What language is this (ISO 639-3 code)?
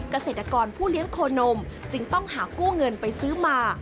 tha